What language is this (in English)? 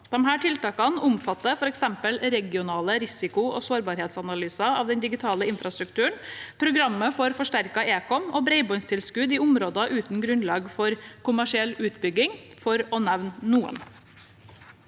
Norwegian